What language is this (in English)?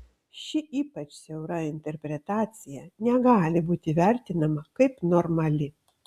Lithuanian